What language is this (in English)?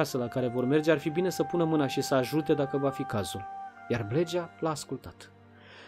Romanian